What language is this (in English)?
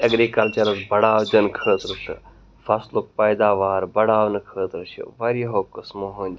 Kashmiri